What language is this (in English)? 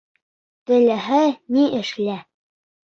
Bashkir